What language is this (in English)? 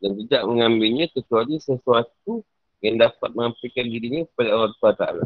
Malay